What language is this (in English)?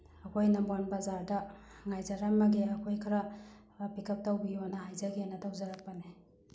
Manipuri